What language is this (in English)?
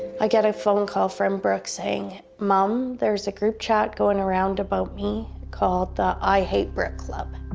English